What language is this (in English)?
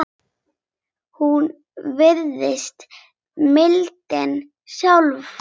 Icelandic